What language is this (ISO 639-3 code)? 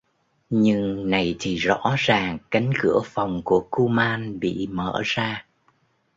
vie